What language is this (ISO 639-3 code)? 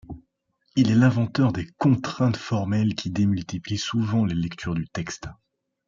fra